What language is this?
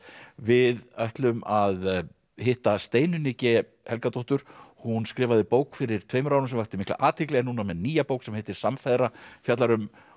Icelandic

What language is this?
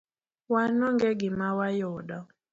Luo (Kenya and Tanzania)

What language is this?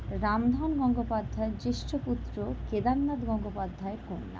Bangla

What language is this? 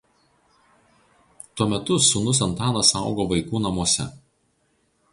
Lithuanian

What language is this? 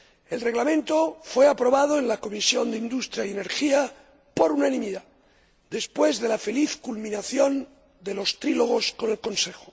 Spanish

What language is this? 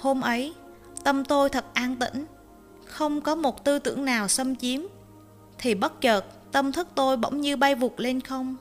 Vietnamese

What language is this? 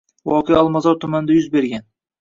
Uzbek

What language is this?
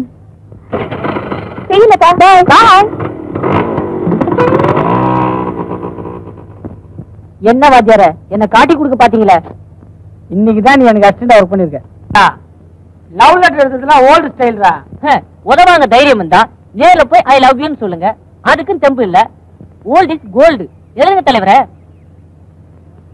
Indonesian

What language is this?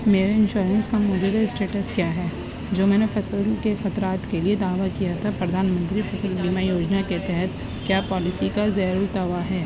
Urdu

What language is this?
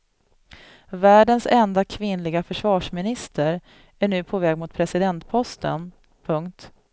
Swedish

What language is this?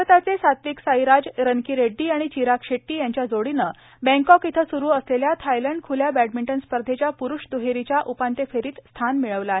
Marathi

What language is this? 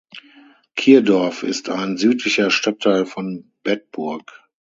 German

